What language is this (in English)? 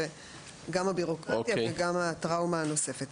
Hebrew